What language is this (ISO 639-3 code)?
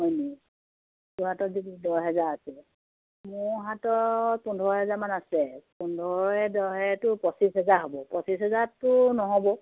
asm